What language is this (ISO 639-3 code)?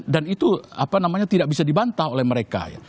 ind